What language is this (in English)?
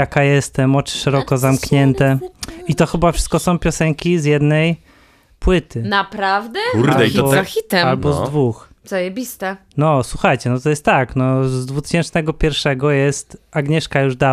Polish